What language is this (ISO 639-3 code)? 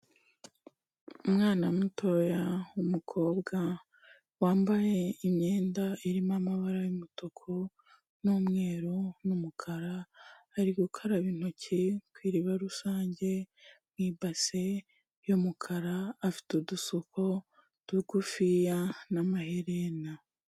kin